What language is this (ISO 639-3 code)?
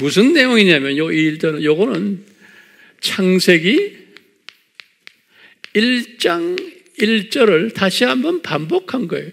kor